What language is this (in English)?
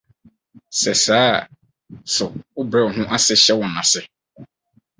Akan